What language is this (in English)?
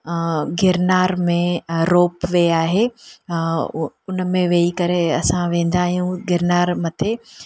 Sindhi